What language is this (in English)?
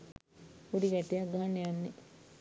Sinhala